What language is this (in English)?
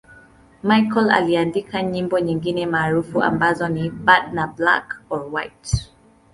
Swahili